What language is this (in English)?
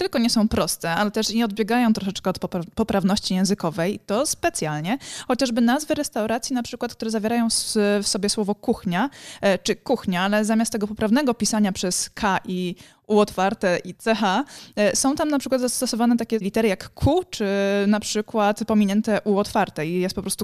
Polish